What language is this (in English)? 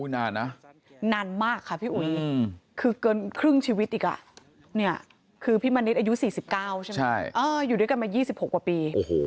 Thai